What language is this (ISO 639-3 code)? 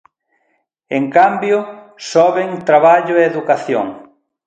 glg